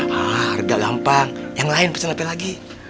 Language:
Indonesian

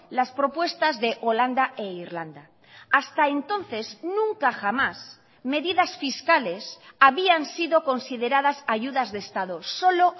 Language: Spanish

